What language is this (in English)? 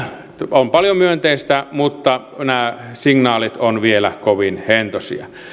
Finnish